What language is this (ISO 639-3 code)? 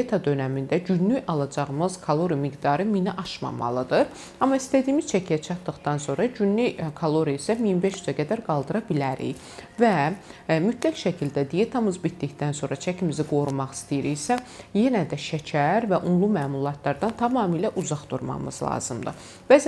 tur